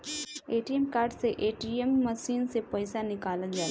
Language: Bhojpuri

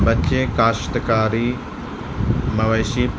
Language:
Urdu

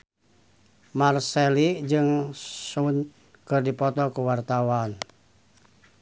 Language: Sundanese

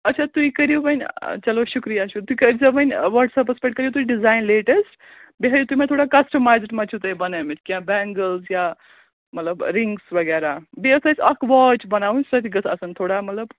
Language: Kashmiri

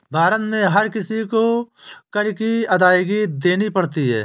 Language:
Hindi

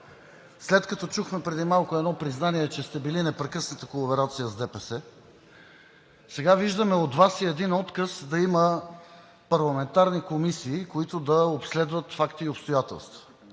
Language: Bulgarian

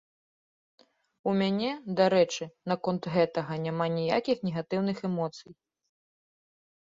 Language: Belarusian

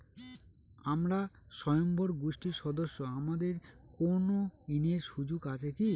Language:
Bangla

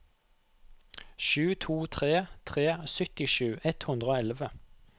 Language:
Norwegian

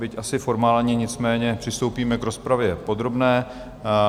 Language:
Czech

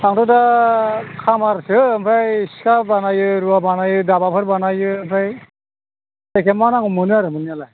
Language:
Bodo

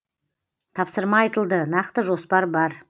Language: Kazakh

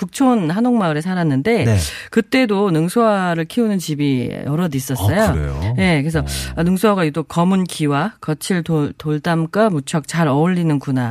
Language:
Korean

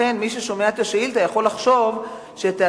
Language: Hebrew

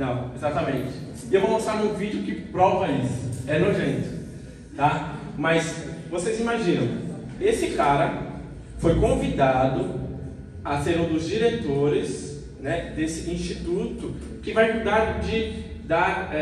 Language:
Portuguese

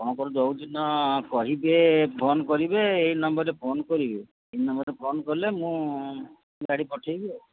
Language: Odia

